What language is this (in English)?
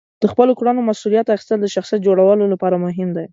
Pashto